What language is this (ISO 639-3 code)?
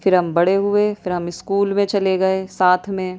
urd